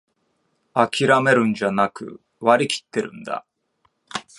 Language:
Japanese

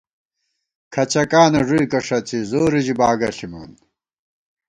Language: Gawar-Bati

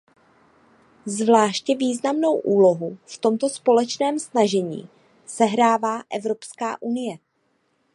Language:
Czech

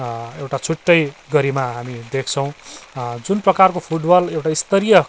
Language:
Nepali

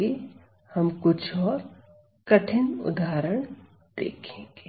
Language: Hindi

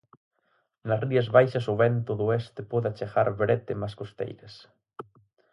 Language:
Galician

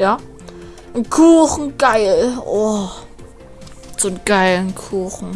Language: German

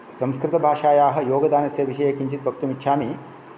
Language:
Sanskrit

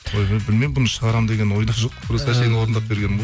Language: Kazakh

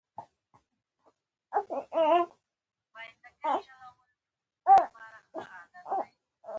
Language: Pashto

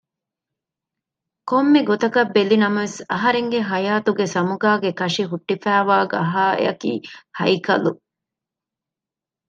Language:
Divehi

